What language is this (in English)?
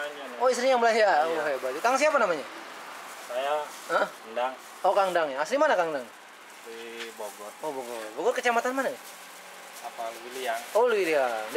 Indonesian